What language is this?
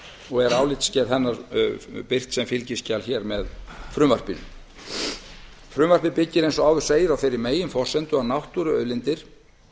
Icelandic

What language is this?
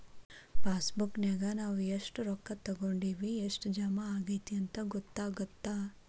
Kannada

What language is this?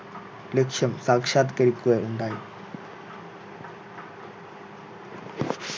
Malayalam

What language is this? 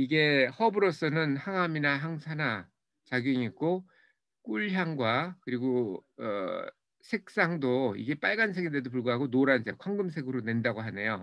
Korean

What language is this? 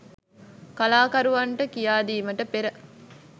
Sinhala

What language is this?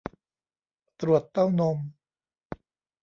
Thai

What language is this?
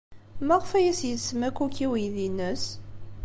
Kabyle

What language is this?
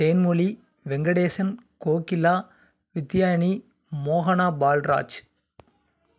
Tamil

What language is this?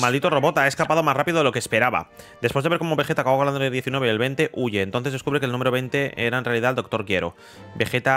Spanish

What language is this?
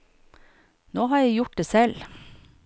Norwegian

